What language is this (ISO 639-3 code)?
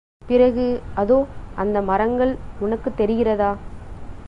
tam